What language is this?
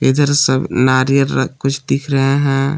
Hindi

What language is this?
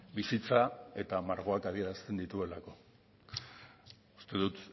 Basque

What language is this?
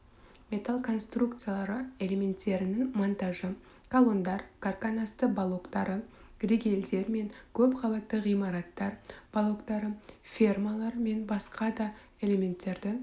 Kazakh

